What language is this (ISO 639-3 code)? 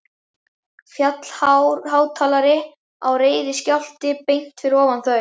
isl